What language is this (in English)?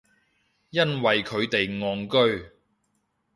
Cantonese